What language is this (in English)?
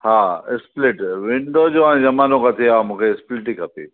Sindhi